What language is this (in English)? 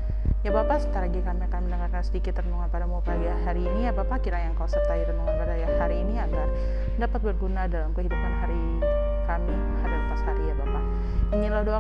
Indonesian